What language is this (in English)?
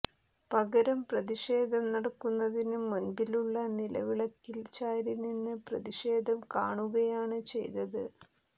Malayalam